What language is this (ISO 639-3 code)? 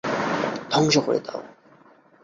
ben